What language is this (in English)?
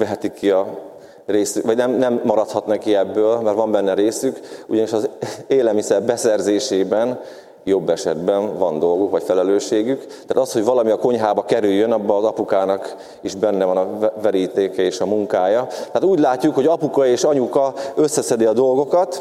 Hungarian